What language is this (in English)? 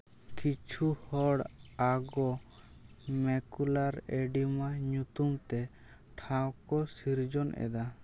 Santali